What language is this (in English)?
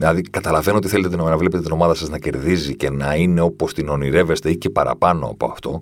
Greek